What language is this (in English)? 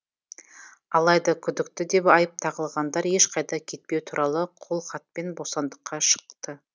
Kazakh